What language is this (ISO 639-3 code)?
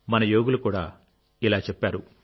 tel